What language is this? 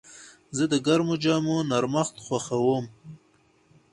Pashto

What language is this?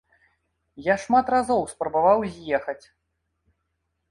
Belarusian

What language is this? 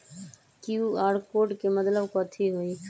Magahi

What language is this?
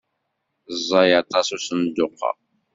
Kabyle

